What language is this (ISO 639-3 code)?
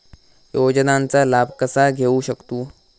mar